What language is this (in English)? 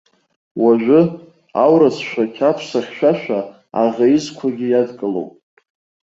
Abkhazian